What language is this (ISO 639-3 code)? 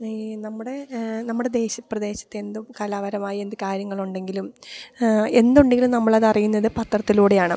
mal